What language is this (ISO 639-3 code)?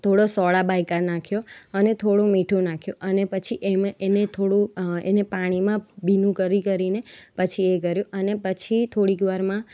guj